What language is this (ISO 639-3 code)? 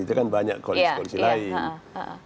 ind